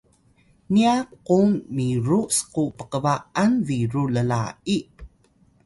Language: Atayal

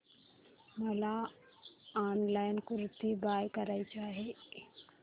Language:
Marathi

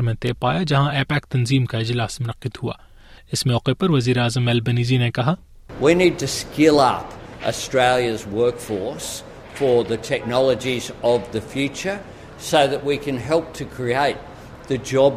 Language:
Urdu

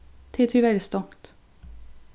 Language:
Faroese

